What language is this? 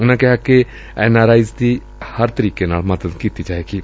Punjabi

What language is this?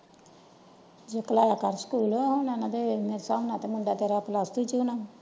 Punjabi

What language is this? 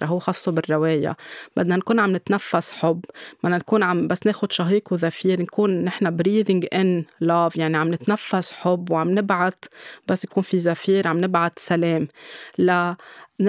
Arabic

